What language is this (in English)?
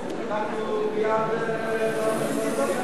Hebrew